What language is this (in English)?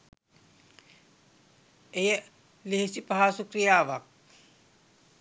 Sinhala